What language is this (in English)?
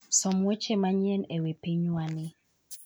Luo (Kenya and Tanzania)